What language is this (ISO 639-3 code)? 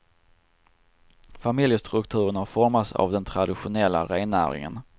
swe